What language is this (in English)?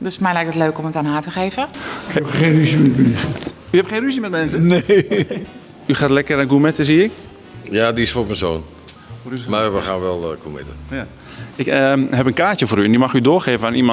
Dutch